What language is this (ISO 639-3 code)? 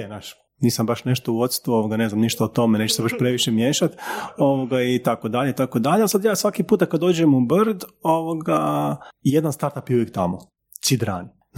hrv